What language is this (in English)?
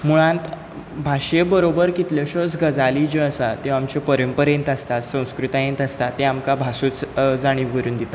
Konkani